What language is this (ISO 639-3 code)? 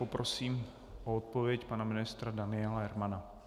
ces